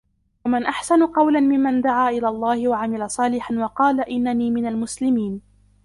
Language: Arabic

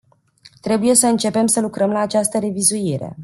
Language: Romanian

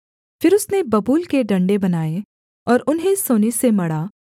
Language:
Hindi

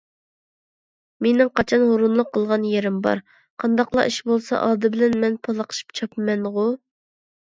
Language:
Uyghur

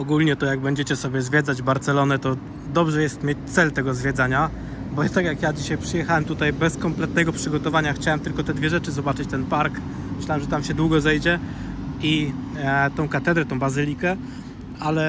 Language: Polish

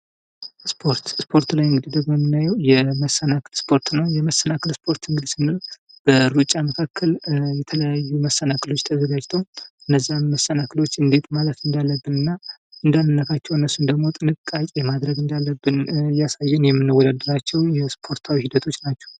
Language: Amharic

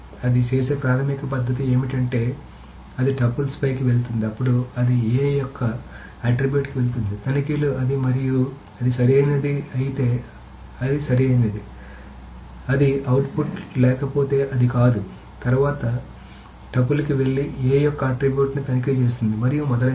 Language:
Telugu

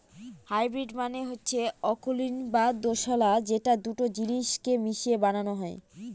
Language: Bangla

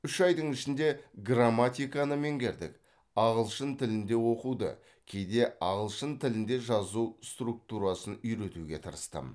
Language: Kazakh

